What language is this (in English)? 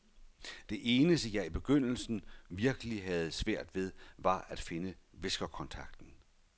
Danish